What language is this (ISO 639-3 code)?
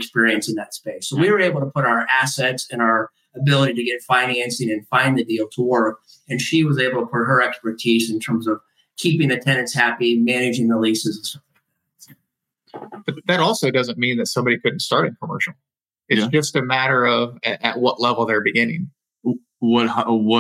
eng